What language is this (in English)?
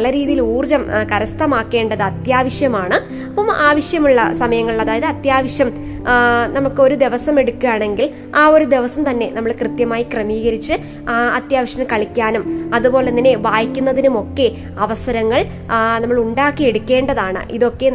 Malayalam